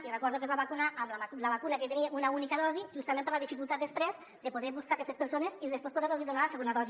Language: Catalan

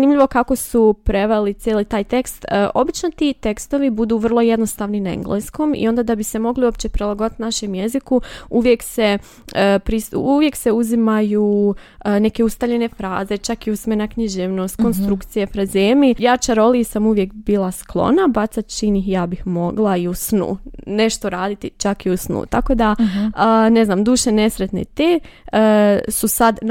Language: Croatian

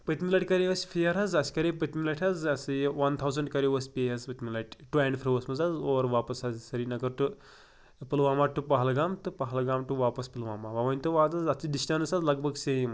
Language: Kashmiri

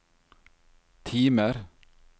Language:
Norwegian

